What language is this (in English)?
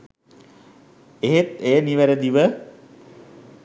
Sinhala